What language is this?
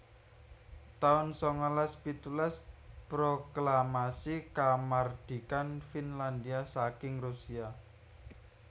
Javanese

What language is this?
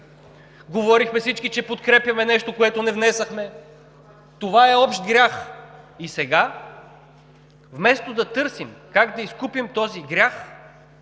Bulgarian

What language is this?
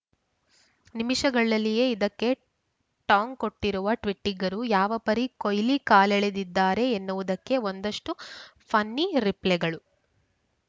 Kannada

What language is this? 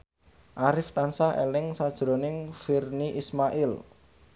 Javanese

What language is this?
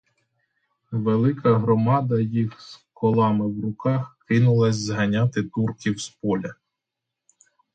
Ukrainian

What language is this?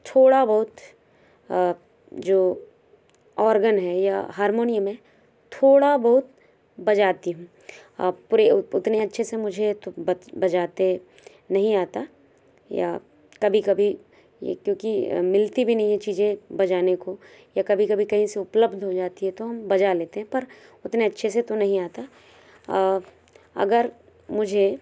Hindi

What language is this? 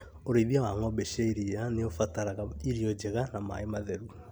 Kikuyu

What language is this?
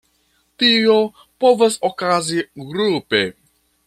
Esperanto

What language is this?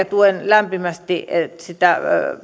Finnish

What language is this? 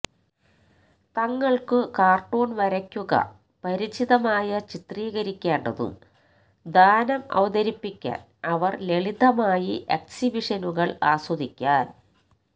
Malayalam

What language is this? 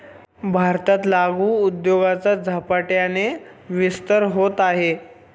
Marathi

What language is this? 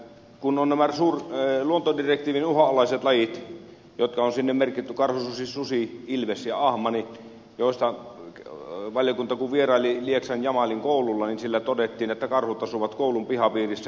Finnish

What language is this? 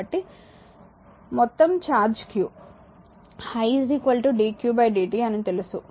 Telugu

